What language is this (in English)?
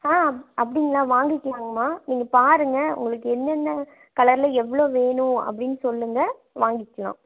Tamil